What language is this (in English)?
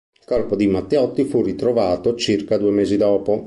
Italian